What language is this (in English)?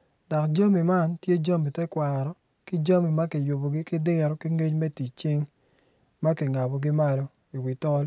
Acoli